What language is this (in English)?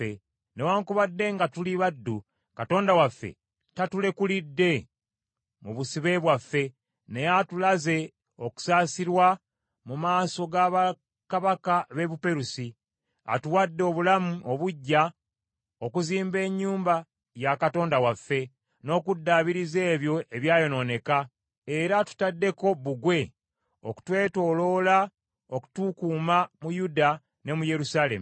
Ganda